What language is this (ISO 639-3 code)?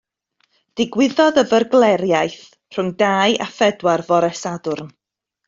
cym